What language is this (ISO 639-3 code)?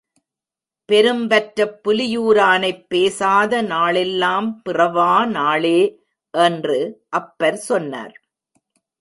tam